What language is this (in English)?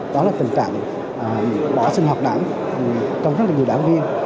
Vietnamese